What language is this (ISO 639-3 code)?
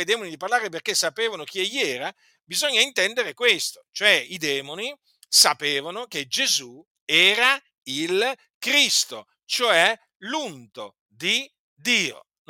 ita